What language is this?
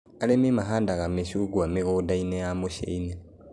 Kikuyu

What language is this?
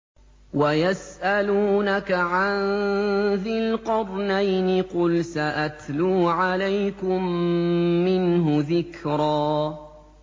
Arabic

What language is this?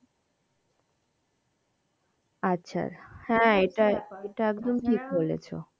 Bangla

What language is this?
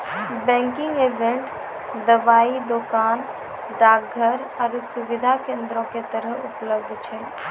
Maithili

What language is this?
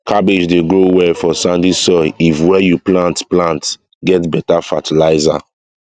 Nigerian Pidgin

